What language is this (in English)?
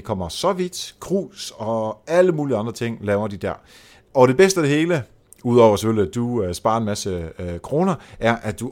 Danish